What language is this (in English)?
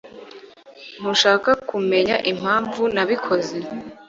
Kinyarwanda